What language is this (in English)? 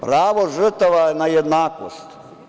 Serbian